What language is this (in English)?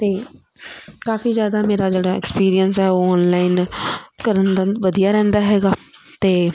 Punjabi